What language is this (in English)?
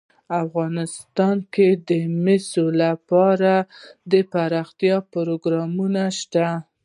Pashto